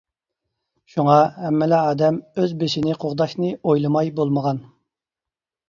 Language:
Uyghur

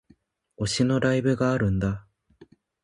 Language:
Japanese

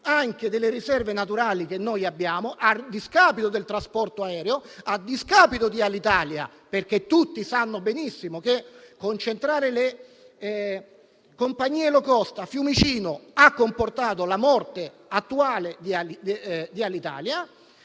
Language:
Italian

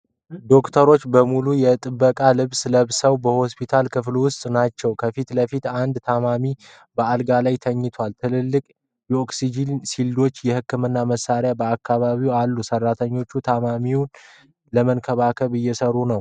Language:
Amharic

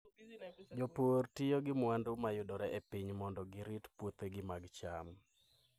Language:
Luo (Kenya and Tanzania)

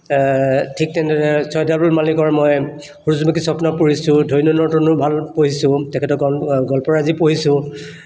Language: Assamese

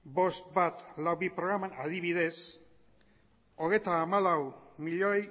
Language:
Basque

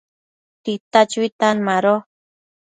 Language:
Matsés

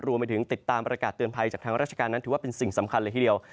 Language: Thai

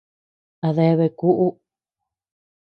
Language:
Tepeuxila Cuicatec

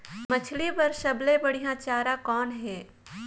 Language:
Chhattisgarhi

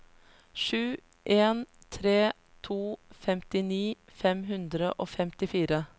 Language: Norwegian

